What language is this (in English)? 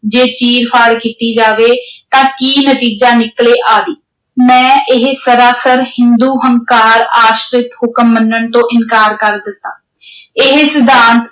Punjabi